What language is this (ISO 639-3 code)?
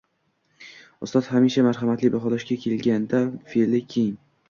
uzb